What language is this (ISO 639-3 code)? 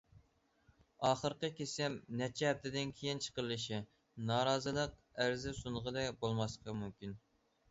uig